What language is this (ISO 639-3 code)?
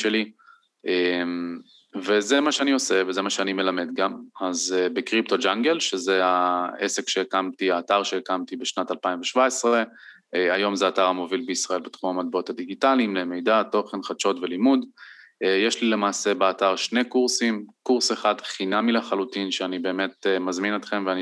heb